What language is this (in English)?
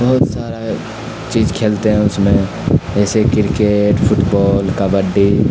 Urdu